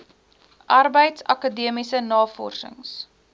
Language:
Afrikaans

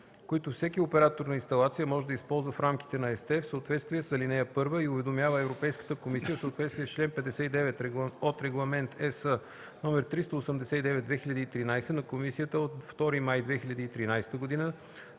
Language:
Bulgarian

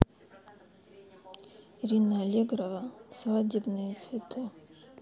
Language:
Russian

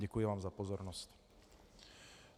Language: Czech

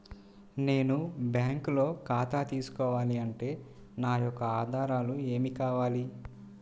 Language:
Telugu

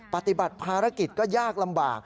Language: Thai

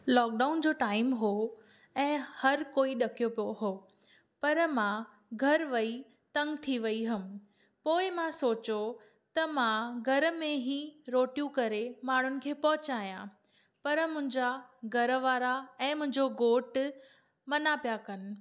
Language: Sindhi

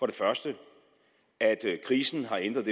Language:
Danish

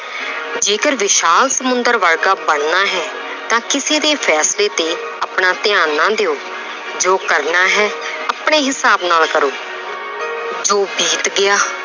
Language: Punjabi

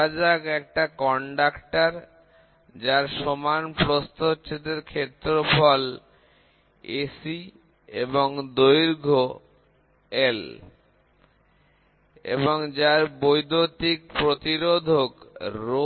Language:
Bangla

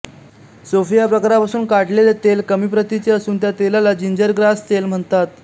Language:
Marathi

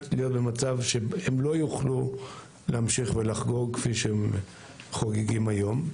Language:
Hebrew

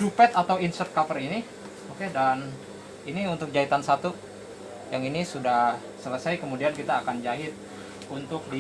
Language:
Indonesian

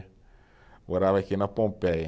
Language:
Portuguese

